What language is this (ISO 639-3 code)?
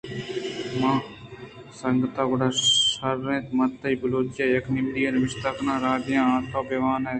bgp